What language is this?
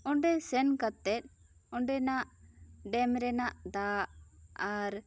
Santali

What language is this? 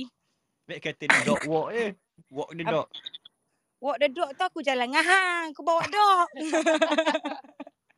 Malay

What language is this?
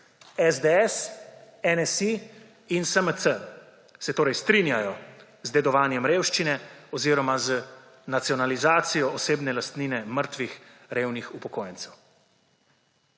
Slovenian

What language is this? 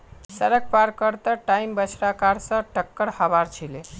Magahi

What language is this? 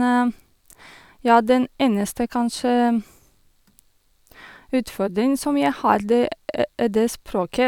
Norwegian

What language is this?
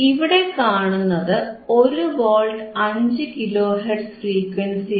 Malayalam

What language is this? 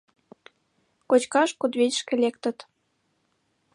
Mari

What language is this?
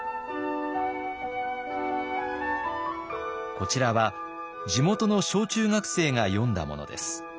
Japanese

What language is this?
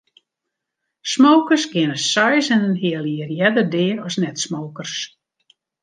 Western Frisian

